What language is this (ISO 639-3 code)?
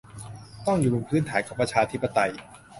tha